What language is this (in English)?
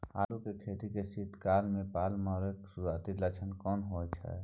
Maithili